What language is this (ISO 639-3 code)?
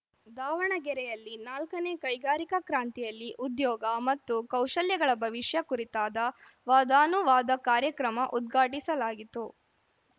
kan